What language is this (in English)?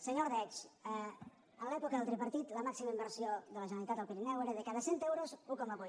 Catalan